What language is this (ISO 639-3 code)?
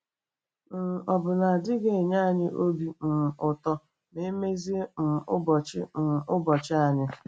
ibo